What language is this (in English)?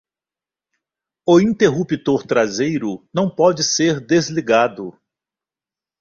Portuguese